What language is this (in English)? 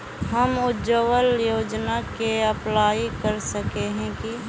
Magahi